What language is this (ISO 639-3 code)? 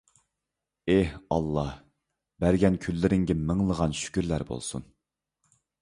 uig